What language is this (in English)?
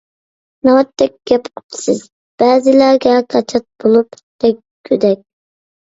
Uyghur